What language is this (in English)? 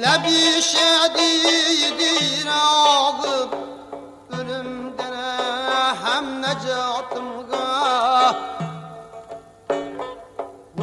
Uzbek